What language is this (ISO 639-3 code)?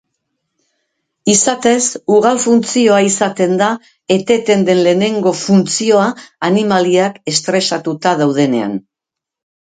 eus